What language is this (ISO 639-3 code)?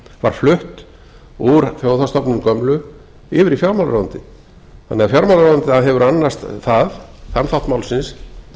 isl